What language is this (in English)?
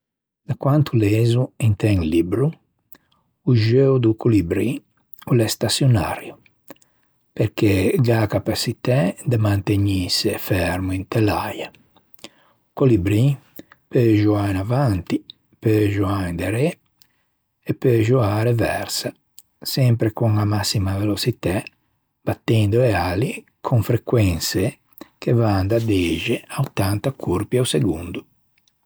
Ligurian